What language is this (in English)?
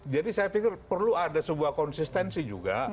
Indonesian